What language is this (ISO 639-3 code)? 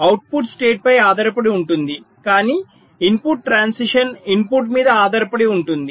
tel